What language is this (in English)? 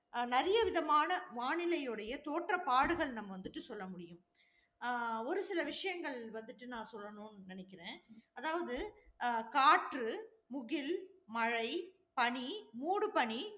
Tamil